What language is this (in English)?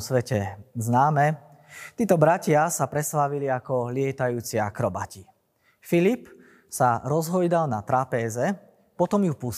Slovak